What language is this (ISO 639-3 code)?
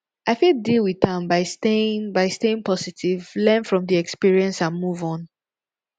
pcm